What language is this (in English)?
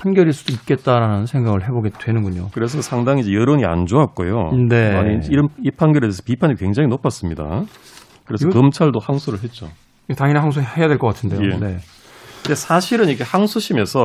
Korean